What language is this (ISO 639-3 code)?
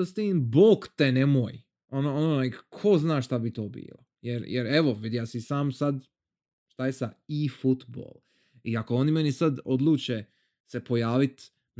hrv